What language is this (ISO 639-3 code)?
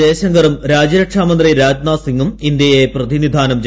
mal